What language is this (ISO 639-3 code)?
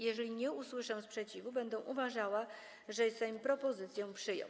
pol